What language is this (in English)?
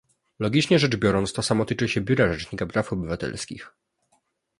Polish